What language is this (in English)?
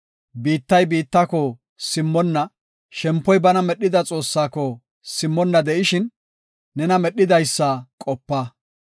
Gofa